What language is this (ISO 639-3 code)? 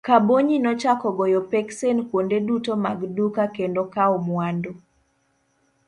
luo